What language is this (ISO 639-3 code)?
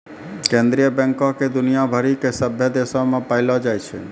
mai